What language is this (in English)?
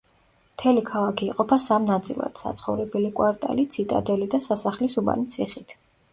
Georgian